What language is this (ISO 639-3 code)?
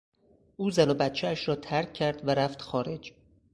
fas